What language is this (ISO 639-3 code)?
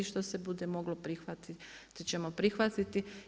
hrv